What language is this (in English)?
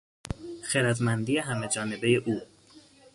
Persian